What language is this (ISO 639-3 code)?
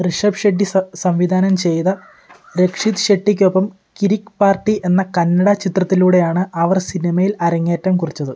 mal